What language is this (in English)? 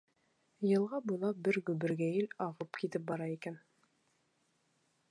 Bashkir